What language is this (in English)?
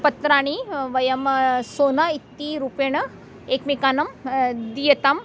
Sanskrit